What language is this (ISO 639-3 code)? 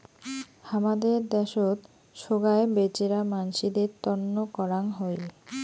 ben